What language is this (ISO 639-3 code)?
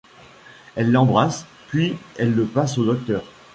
fra